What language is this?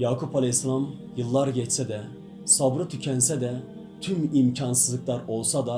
Turkish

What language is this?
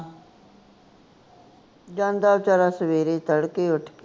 Punjabi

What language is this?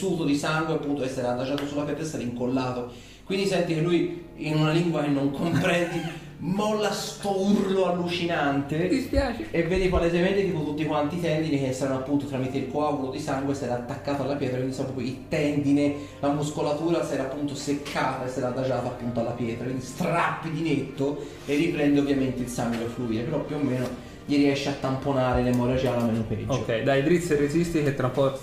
Italian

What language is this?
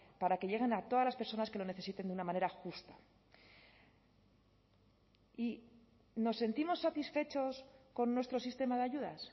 Spanish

